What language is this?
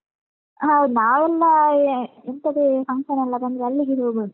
Kannada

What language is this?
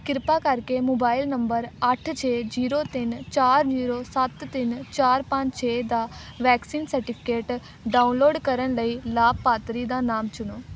Punjabi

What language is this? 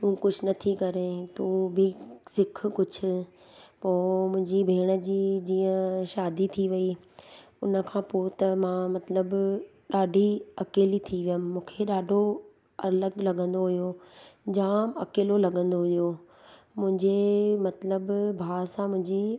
Sindhi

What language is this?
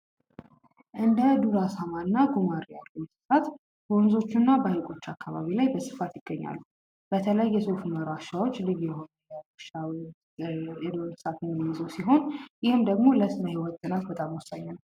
Amharic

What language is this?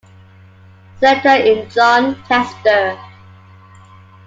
English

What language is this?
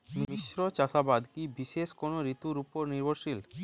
Bangla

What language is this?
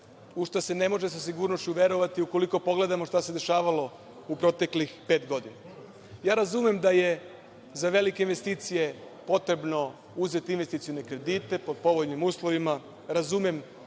Serbian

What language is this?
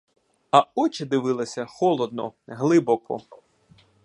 Ukrainian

